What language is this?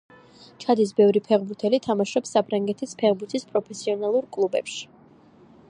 Georgian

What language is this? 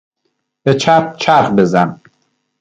Persian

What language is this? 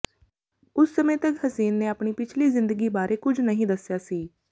Punjabi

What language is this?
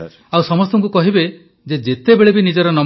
Odia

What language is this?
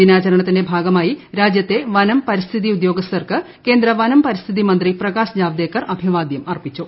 Malayalam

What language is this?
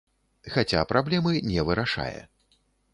Belarusian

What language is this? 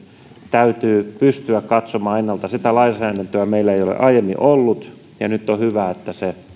Finnish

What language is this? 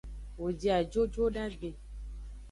Aja (Benin)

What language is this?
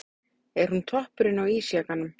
Icelandic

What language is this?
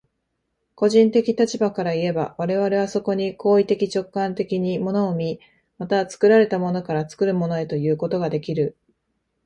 Japanese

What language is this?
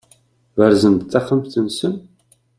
Kabyle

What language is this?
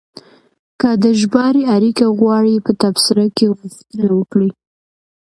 Pashto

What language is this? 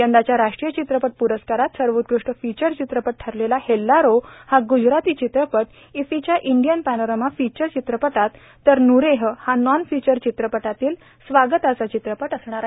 Marathi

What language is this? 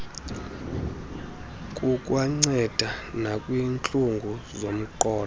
Xhosa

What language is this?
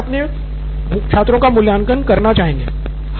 Hindi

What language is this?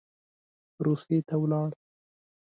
Pashto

